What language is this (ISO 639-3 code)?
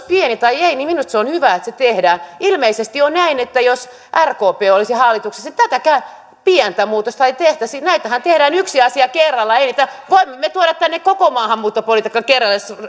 fin